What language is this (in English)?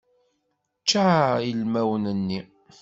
Kabyle